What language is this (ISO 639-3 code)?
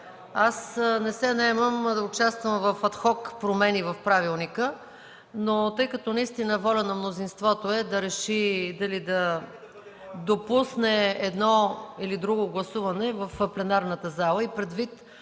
bul